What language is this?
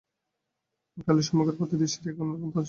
Bangla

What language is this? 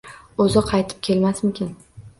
Uzbek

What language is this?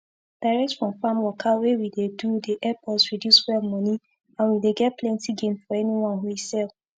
Nigerian Pidgin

